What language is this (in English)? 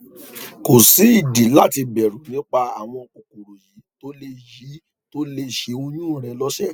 Yoruba